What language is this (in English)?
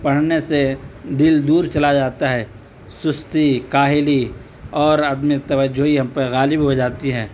Urdu